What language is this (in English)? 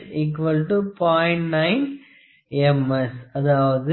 Tamil